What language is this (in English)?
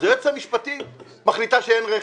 Hebrew